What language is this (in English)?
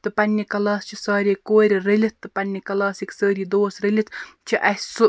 Kashmiri